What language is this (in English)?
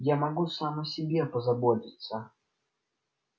Russian